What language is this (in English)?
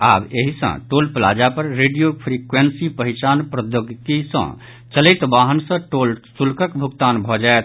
Maithili